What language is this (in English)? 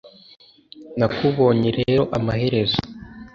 Kinyarwanda